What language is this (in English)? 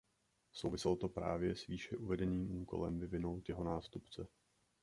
Czech